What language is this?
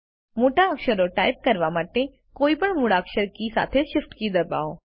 Gujarati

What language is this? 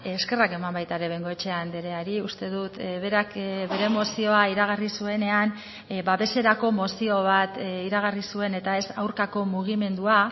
Basque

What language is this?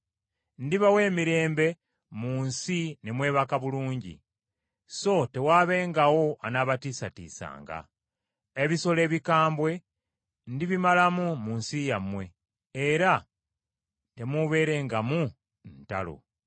Ganda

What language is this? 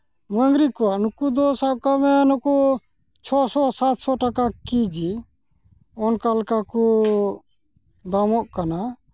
Santali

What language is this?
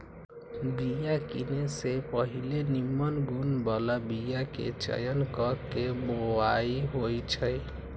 Magahi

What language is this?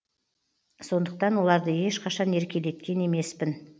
Kazakh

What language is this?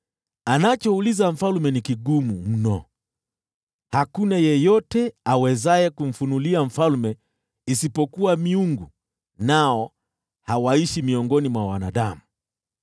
Swahili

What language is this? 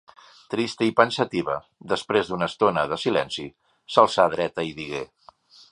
Catalan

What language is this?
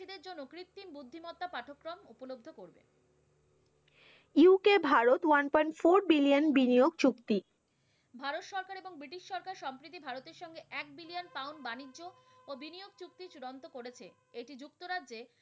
Bangla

